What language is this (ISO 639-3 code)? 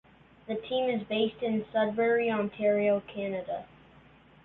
eng